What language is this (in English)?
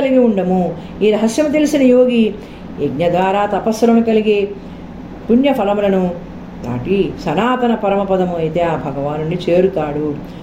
Telugu